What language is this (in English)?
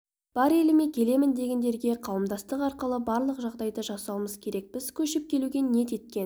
Kazakh